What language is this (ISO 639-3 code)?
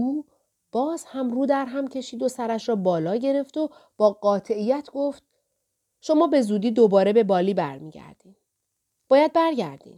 fas